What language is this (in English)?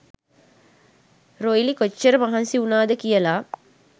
Sinhala